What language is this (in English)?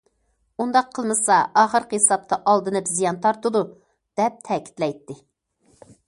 Uyghur